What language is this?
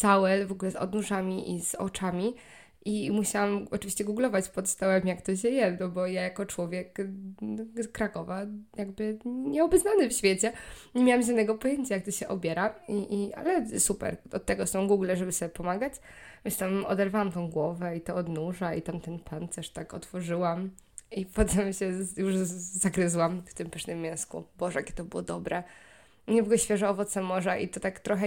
Polish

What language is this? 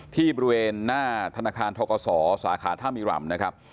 Thai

